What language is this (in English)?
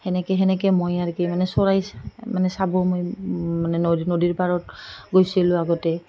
Assamese